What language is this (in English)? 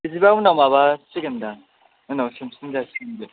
Bodo